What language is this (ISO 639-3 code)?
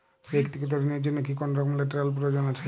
ben